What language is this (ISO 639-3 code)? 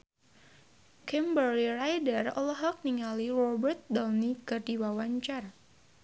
sun